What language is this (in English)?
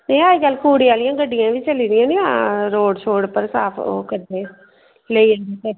Dogri